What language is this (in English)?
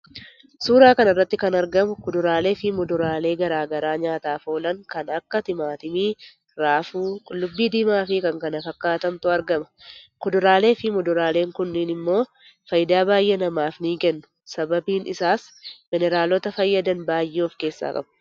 Oromo